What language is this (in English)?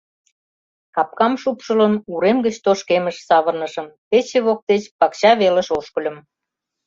Mari